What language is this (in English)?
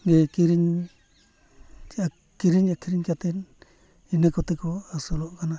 Santali